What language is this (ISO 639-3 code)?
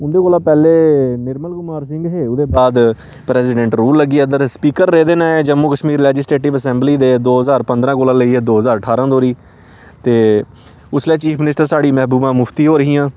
doi